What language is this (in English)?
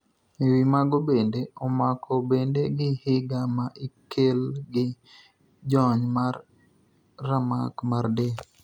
Luo (Kenya and Tanzania)